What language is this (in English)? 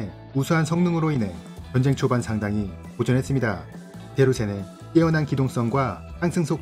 Korean